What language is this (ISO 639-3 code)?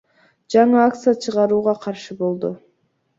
kir